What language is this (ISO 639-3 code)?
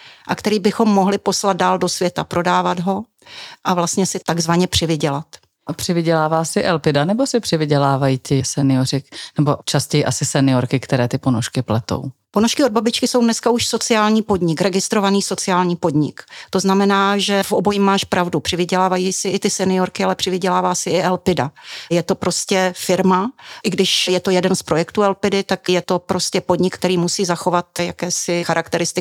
ces